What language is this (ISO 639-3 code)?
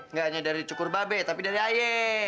ind